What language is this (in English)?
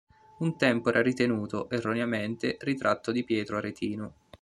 Italian